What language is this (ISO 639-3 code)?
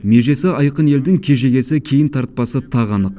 kaz